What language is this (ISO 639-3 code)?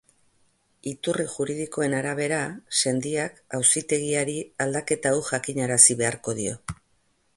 eus